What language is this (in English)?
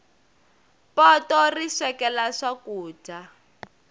Tsonga